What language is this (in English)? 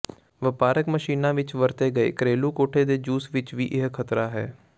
Punjabi